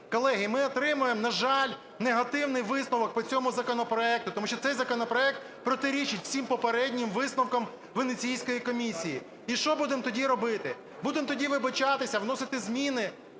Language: Ukrainian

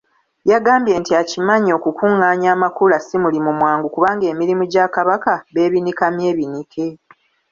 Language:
Ganda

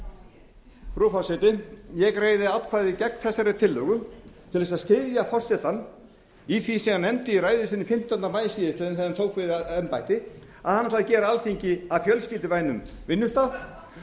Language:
Icelandic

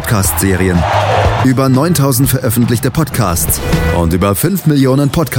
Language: German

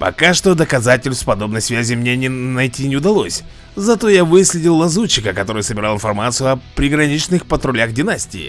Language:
Russian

